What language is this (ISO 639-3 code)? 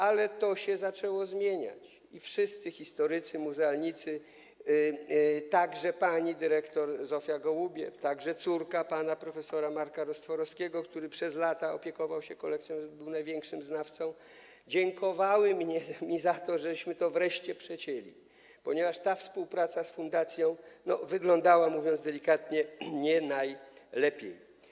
pol